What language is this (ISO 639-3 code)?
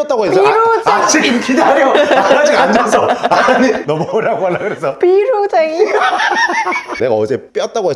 kor